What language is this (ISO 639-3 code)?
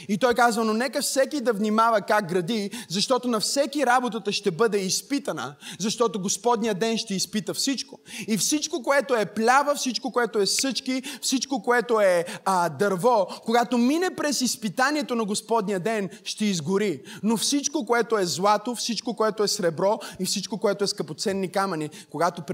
bul